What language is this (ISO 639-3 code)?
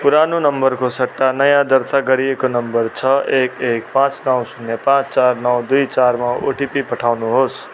nep